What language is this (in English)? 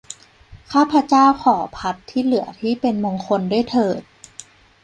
Thai